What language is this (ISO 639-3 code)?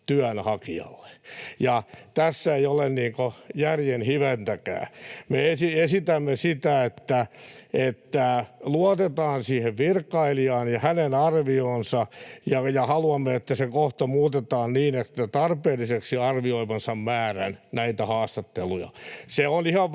fin